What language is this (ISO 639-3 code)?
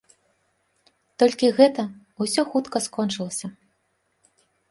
bel